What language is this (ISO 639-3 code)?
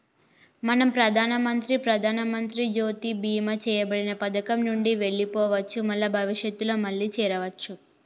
tel